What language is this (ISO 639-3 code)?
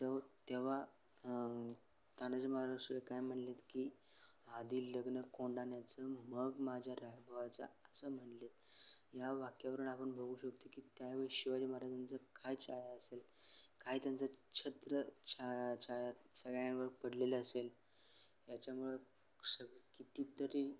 mar